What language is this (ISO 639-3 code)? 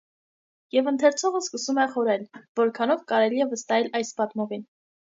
hye